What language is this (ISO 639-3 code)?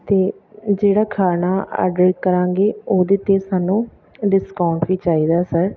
pan